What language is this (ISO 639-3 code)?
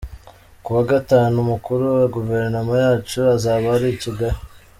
kin